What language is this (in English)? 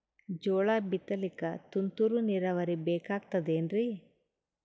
Kannada